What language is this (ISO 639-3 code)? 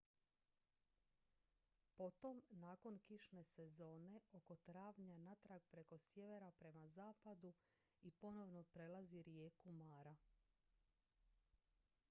hrv